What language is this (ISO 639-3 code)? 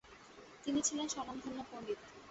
ben